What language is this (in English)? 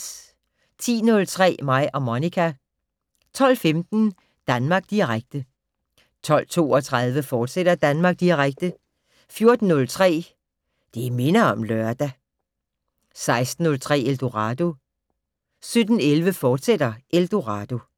Danish